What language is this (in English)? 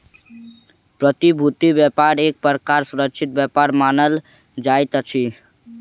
Maithili